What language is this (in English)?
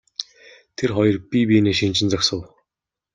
Mongolian